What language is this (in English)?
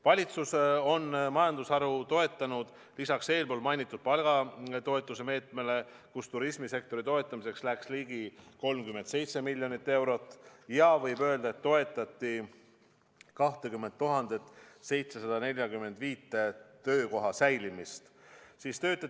Estonian